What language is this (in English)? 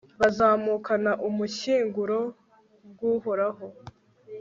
Kinyarwanda